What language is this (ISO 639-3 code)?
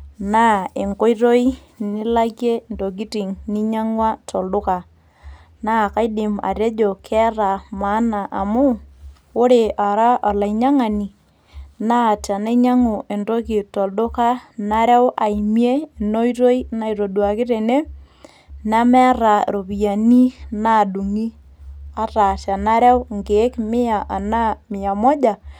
mas